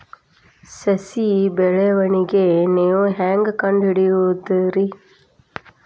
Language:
Kannada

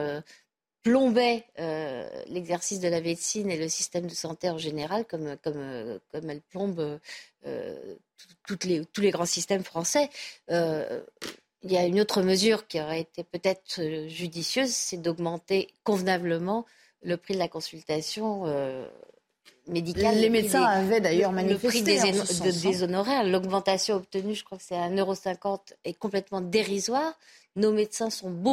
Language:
French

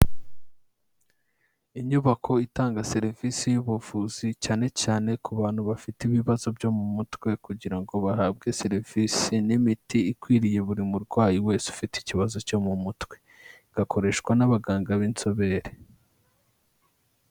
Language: Kinyarwanda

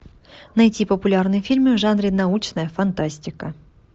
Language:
Russian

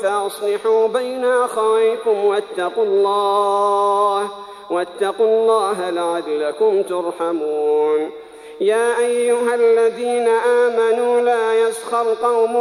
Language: Arabic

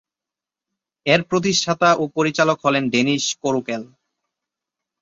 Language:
Bangla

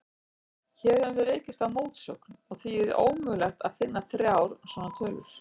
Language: Icelandic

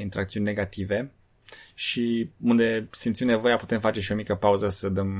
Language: Romanian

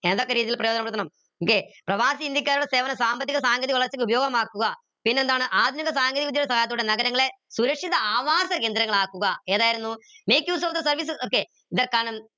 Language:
Malayalam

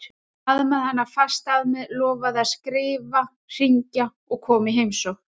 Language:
Icelandic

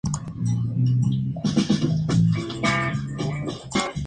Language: Spanish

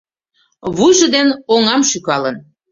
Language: Mari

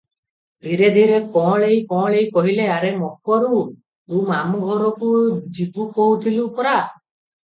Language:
Odia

